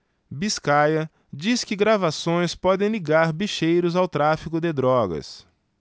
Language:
Portuguese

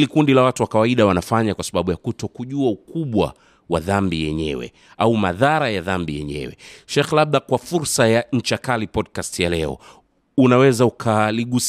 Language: Swahili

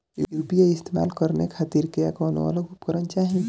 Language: Bhojpuri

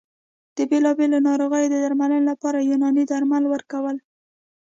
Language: Pashto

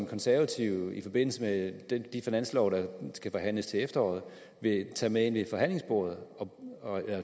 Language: Danish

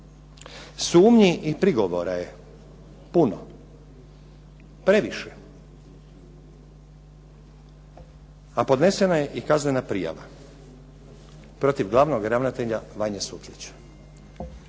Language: Croatian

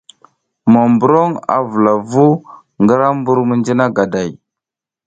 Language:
South Giziga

